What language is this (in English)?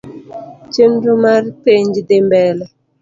Luo (Kenya and Tanzania)